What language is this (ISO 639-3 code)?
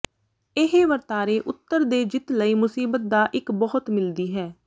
pan